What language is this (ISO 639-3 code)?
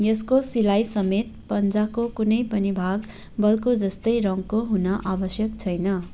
nep